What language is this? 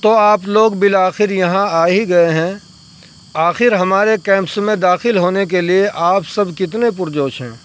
Urdu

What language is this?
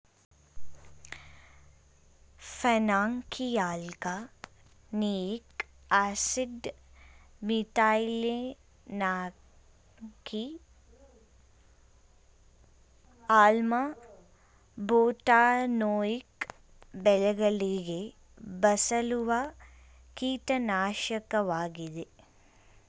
Kannada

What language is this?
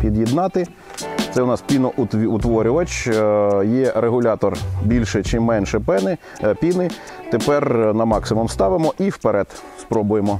Ukrainian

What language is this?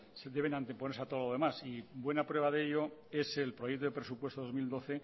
Spanish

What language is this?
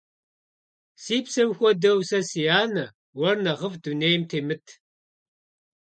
Kabardian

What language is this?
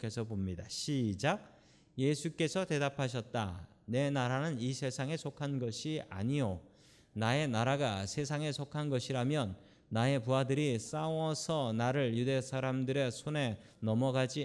Korean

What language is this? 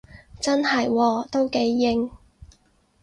Cantonese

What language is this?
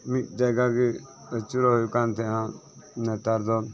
Santali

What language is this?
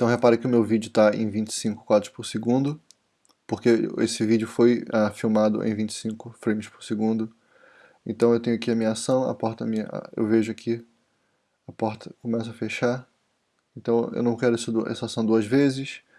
Portuguese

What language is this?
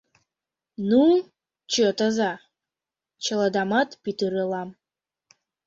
Mari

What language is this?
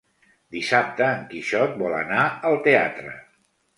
Catalan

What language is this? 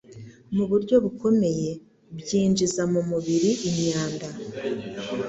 Kinyarwanda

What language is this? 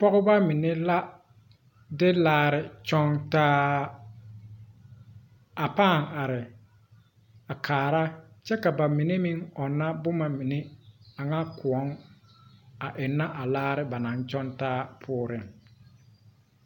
Southern Dagaare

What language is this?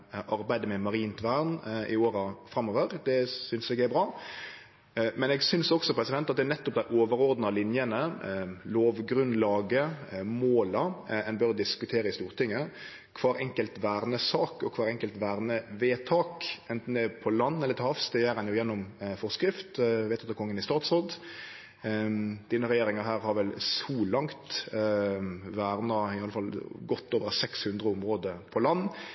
Norwegian Nynorsk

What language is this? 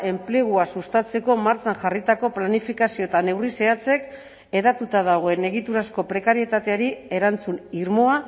Basque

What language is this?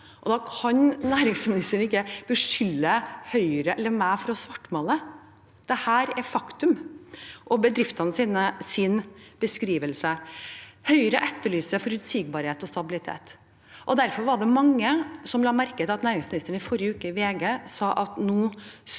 Norwegian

